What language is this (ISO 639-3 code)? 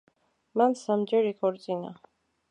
kat